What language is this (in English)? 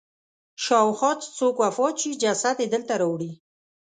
Pashto